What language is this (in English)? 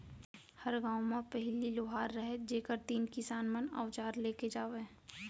Chhattisgarhi